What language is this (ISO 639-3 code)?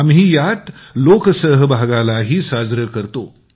mar